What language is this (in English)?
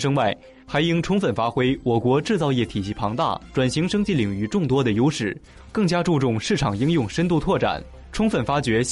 Chinese